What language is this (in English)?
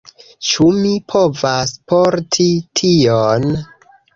Esperanto